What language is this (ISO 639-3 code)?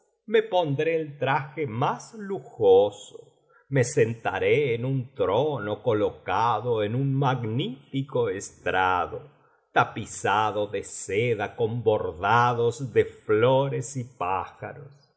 spa